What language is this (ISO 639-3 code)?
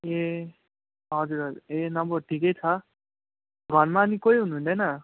nep